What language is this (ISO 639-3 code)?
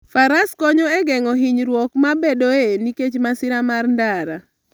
luo